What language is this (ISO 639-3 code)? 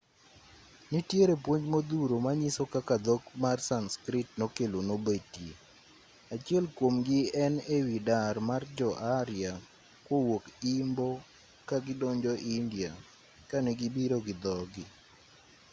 luo